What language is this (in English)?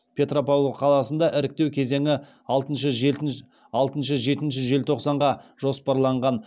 Kazakh